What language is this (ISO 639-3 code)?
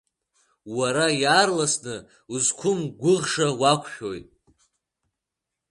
abk